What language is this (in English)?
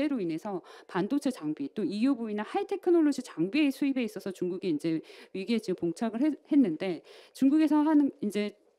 Korean